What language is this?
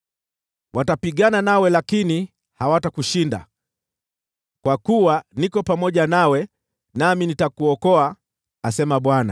Swahili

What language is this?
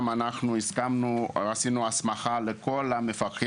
Hebrew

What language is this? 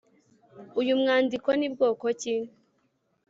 Kinyarwanda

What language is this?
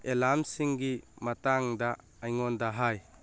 Manipuri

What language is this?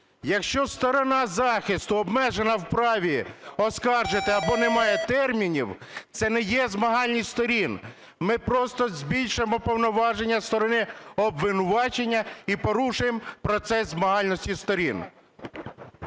Ukrainian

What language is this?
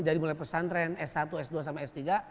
Indonesian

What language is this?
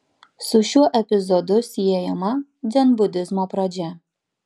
Lithuanian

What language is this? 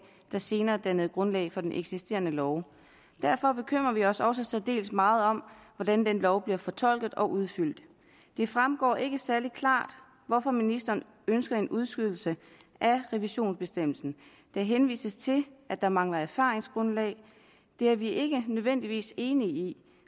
Danish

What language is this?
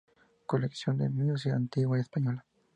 Spanish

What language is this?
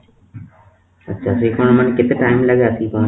Odia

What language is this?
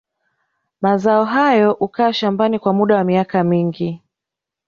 Swahili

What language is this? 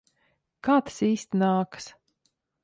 Latvian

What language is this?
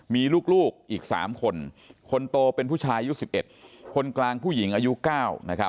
Thai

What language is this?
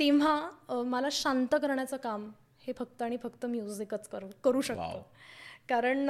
Marathi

